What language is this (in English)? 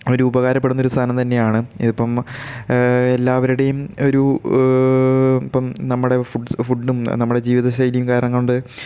Malayalam